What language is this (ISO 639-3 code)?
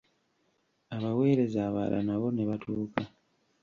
lug